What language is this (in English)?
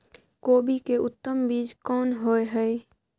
Maithili